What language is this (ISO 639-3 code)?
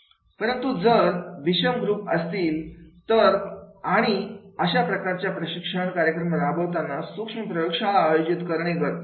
mar